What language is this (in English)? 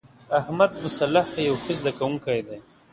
Pashto